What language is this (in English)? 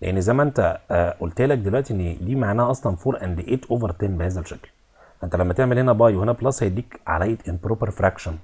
Arabic